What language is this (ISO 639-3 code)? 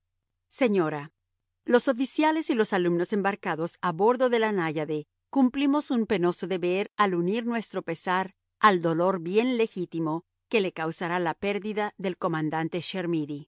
spa